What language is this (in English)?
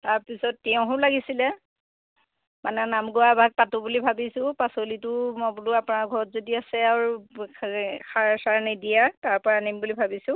Assamese